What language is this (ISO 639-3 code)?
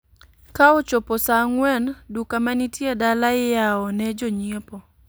luo